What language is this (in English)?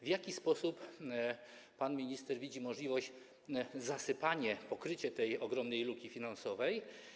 Polish